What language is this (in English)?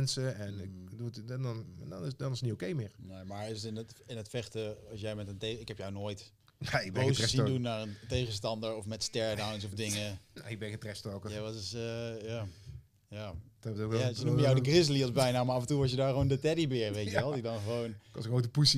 Dutch